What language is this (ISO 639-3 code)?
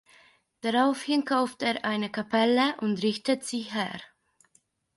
deu